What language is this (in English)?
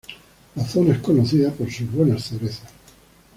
Spanish